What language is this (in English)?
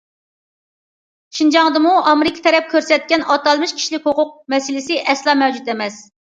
Uyghur